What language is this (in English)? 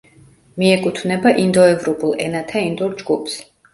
Georgian